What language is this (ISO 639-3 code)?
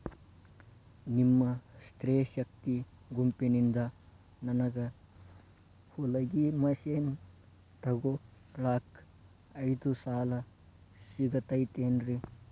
kan